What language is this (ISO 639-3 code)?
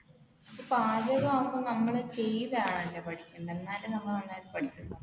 mal